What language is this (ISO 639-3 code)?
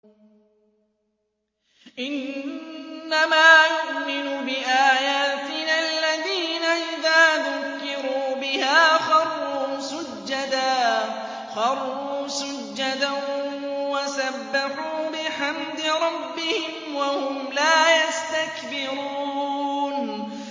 ara